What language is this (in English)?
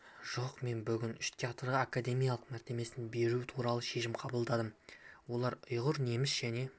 Kazakh